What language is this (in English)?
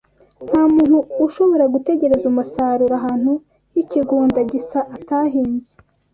Kinyarwanda